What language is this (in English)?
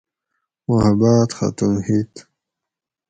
Gawri